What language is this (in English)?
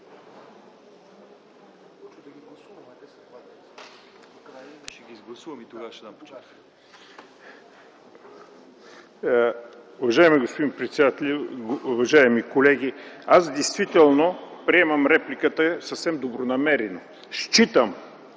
Bulgarian